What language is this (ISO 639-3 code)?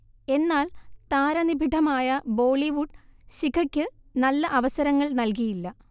mal